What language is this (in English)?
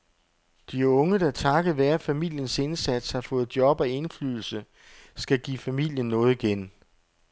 Danish